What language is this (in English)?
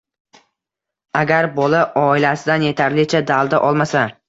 Uzbek